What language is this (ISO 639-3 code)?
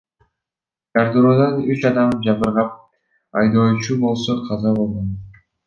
kir